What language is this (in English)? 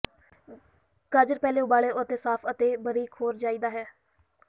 Punjabi